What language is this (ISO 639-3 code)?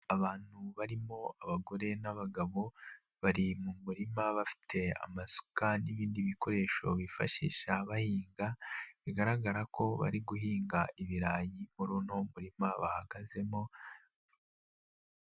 kin